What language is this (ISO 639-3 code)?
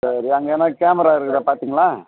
tam